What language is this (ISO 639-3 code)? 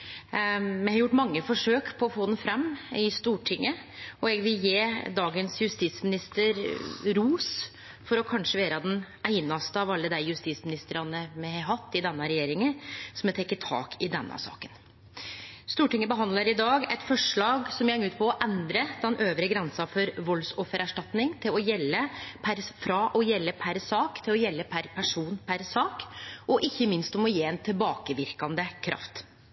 nno